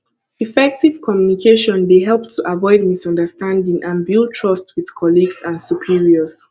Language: Nigerian Pidgin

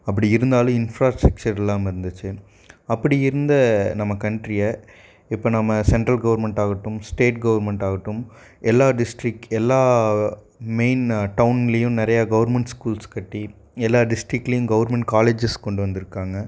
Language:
Tamil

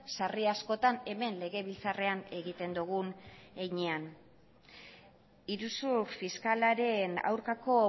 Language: Basque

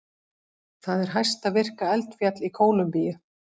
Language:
Icelandic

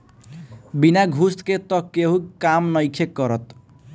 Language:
Bhojpuri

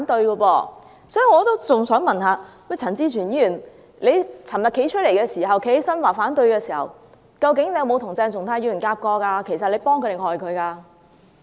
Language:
Cantonese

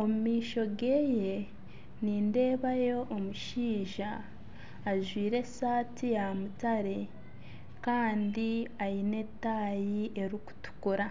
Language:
Nyankole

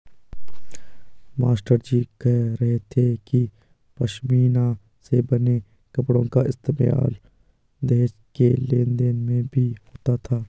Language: Hindi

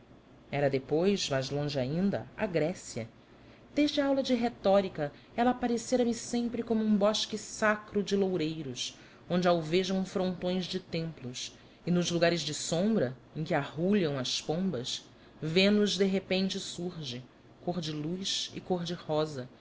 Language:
Portuguese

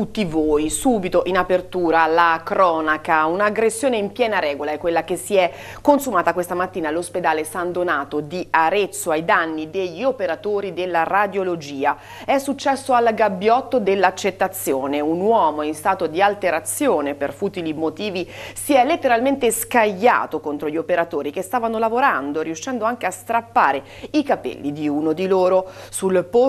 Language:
Italian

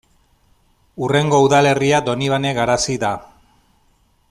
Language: Basque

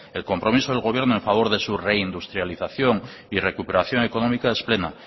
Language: Spanish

